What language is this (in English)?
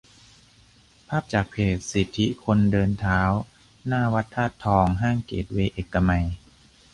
Thai